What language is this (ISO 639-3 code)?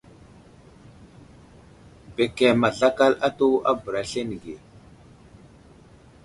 udl